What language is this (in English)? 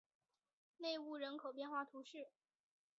Chinese